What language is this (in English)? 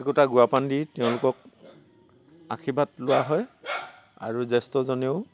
Assamese